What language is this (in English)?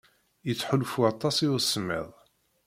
Kabyle